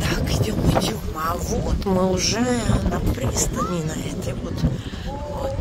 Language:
Russian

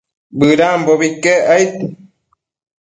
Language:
Matsés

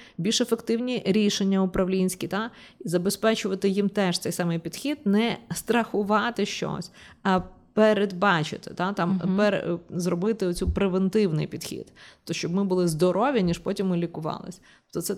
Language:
Ukrainian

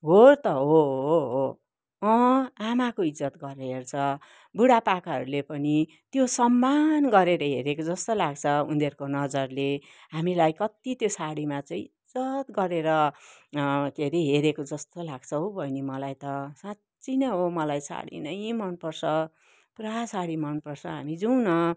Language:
Nepali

